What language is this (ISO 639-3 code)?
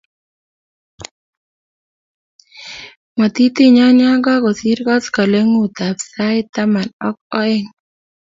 kln